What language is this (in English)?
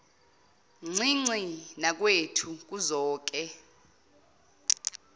Zulu